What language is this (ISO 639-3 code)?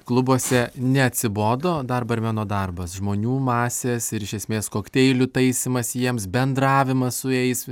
lit